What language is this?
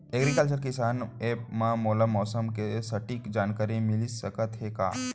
Chhattisgarhi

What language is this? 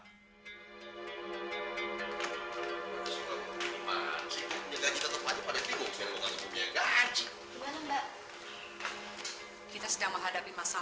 Indonesian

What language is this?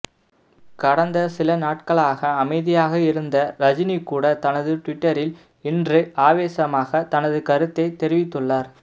Tamil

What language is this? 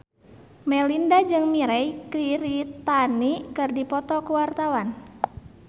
Sundanese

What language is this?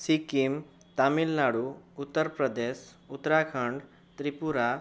Odia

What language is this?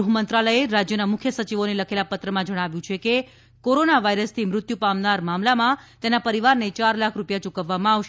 Gujarati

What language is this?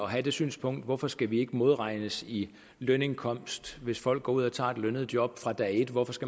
Danish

